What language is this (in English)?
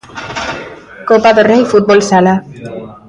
Galician